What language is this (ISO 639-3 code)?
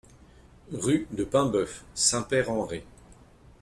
fra